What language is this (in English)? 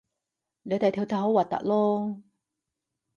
Cantonese